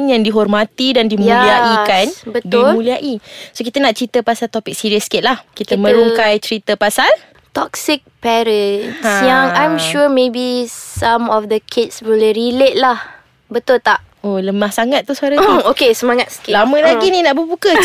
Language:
Malay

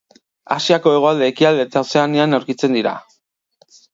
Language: Basque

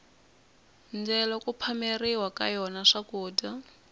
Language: Tsonga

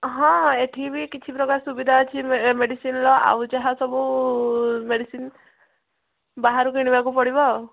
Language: Odia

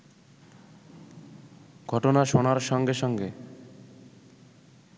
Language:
Bangla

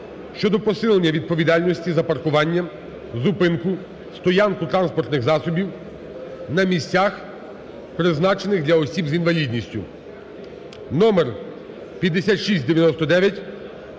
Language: Ukrainian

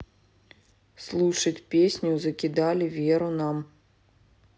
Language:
Russian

